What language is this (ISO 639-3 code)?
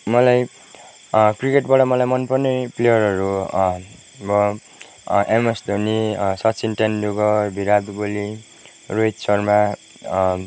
nep